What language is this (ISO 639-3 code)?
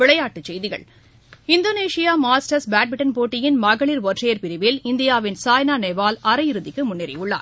tam